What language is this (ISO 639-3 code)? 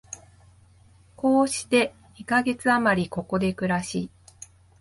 jpn